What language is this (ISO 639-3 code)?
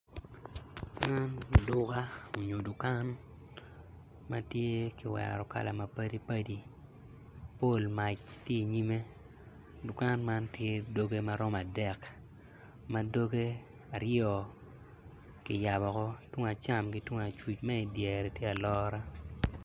ach